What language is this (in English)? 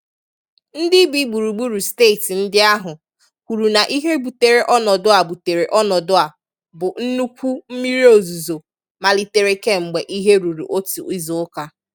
Igbo